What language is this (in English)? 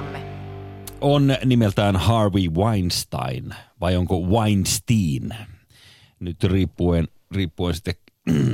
Finnish